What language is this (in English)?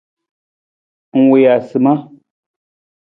Nawdm